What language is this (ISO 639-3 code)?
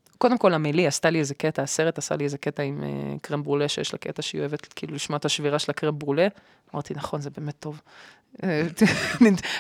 heb